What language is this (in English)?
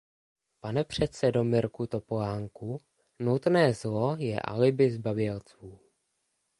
Czech